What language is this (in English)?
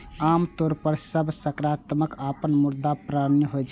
Maithili